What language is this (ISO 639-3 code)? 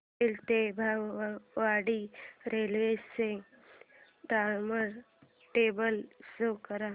mar